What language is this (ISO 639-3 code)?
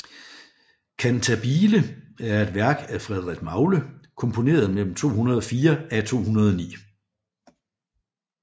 dan